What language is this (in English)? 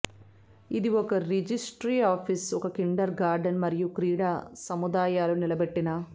Telugu